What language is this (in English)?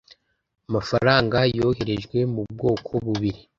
Kinyarwanda